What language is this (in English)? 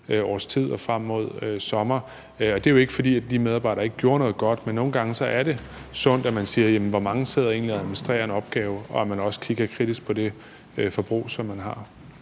Danish